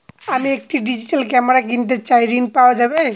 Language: Bangla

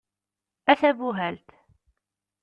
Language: Kabyle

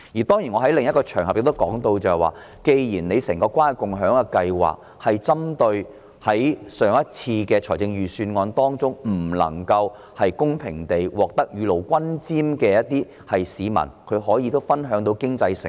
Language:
Cantonese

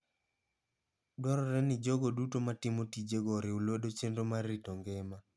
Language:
Luo (Kenya and Tanzania)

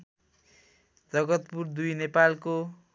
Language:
Nepali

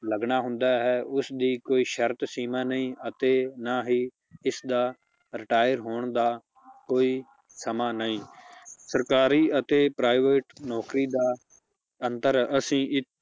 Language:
Punjabi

